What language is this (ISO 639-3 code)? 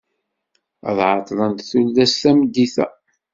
kab